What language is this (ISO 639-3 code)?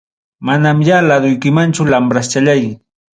quy